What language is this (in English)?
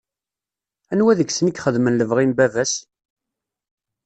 Kabyle